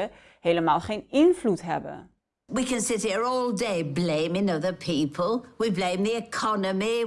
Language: Dutch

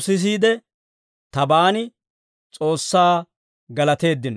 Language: Dawro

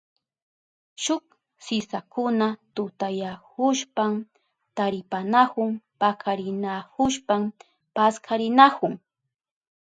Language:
Southern Pastaza Quechua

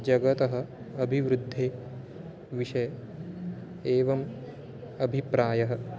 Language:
Sanskrit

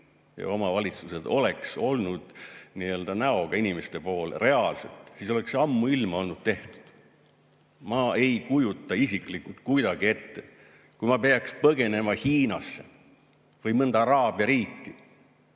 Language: Estonian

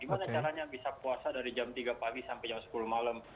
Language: Indonesian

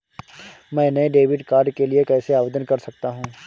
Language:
Hindi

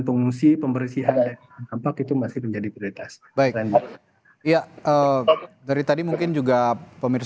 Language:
Indonesian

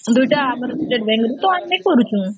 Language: Odia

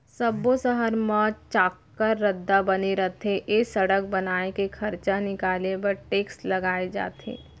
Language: Chhattisgarhi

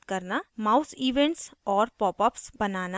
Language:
Hindi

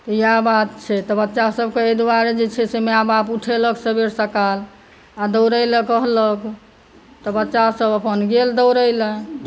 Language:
Maithili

